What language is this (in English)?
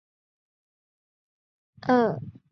Chinese